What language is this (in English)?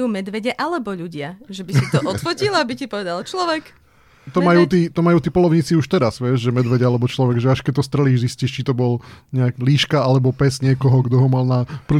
Slovak